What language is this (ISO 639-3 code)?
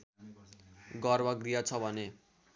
nep